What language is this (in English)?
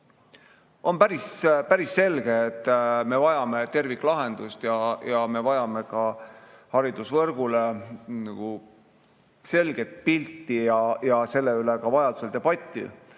Estonian